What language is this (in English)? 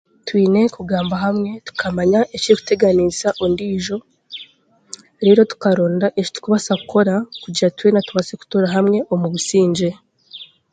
Chiga